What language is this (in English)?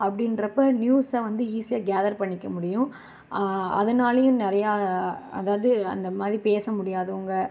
Tamil